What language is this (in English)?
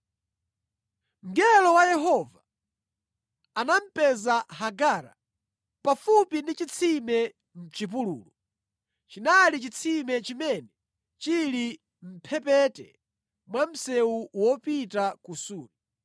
Nyanja